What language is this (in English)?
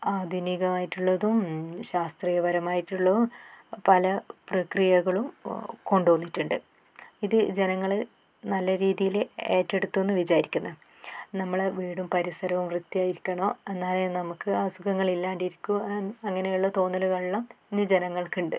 Malayalam